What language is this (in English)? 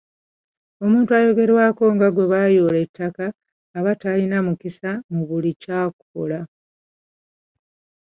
Ganda